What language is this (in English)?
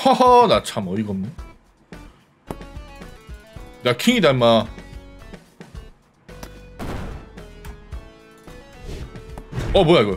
Korean